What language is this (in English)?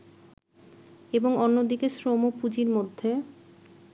Bangla